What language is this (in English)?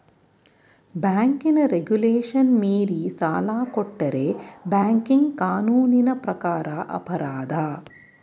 Kannada